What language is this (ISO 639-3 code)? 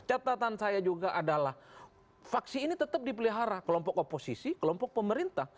ind